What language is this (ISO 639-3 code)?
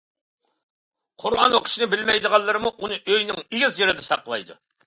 uig